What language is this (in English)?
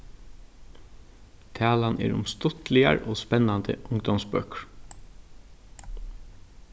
Faroese